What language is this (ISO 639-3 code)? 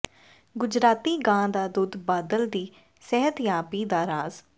pan